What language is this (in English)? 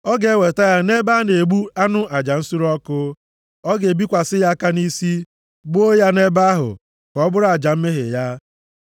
Igbo